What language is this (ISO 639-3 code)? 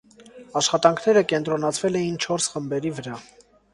hye